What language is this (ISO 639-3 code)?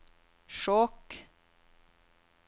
nor